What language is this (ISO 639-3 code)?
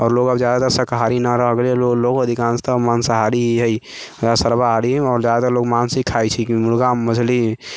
mai